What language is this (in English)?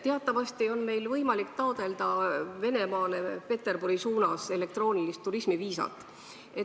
Estonian